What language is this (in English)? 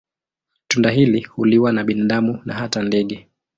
Swahili